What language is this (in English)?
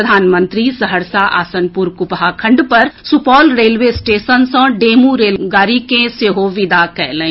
Maithili